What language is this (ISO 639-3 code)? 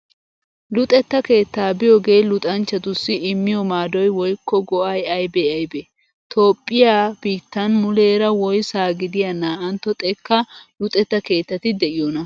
wal